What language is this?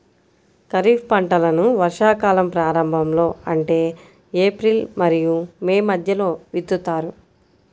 Telugu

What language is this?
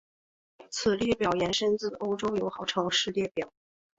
Chinese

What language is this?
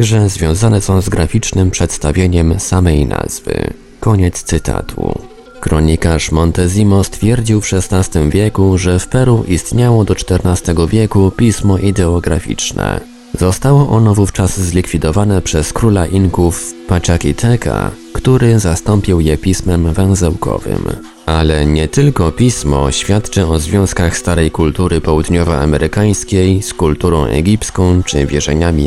Polish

